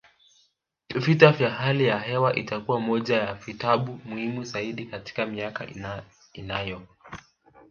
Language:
Swahili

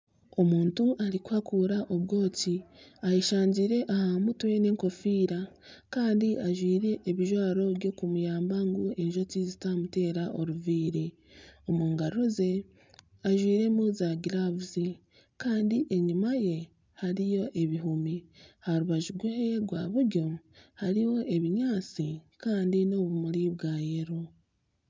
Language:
Nyankole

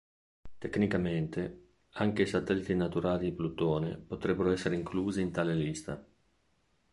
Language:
Italian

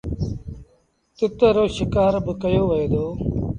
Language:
Sindhi Bhil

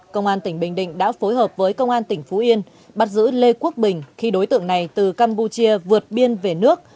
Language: Vietnamese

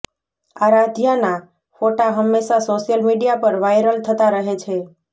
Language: Gujarati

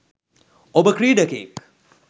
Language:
Sinhala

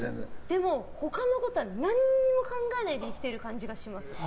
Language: Japanese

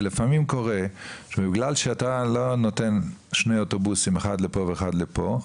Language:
Hebrew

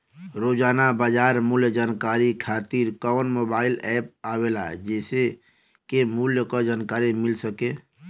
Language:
Bhojpuri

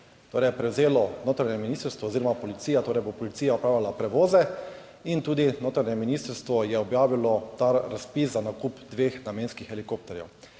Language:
Slovenian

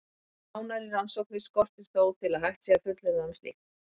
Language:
Icelandic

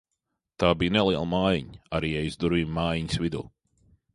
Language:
Latvian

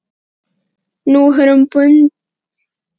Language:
Icelandic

